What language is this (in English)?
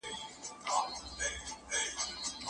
Pashto